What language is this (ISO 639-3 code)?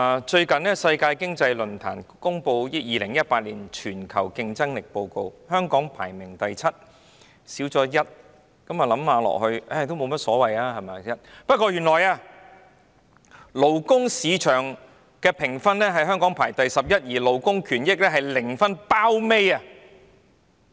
yue